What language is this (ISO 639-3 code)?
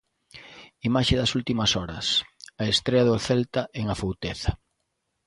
glg